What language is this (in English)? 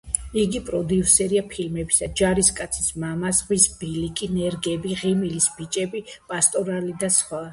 Georgian